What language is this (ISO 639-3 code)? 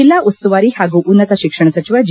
kan